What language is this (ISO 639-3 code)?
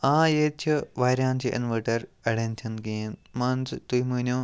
kas